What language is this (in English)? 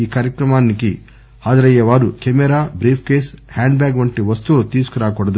Telugu